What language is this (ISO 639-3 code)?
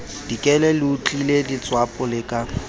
sot